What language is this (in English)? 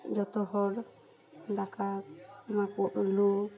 Santali